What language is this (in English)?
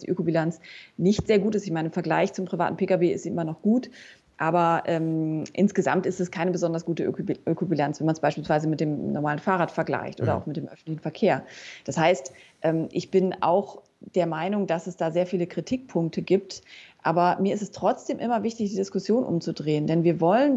German